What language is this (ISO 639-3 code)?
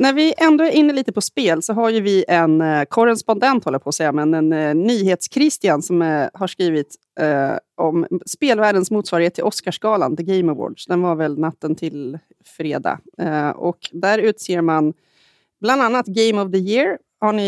swe